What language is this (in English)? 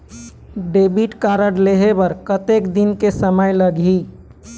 Chhattisgarhi